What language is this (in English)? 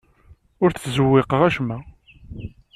Kabyle